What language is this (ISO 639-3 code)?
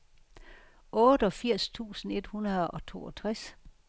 dan